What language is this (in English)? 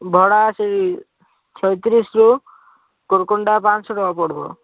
Odia